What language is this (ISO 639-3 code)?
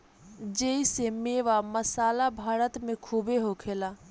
bho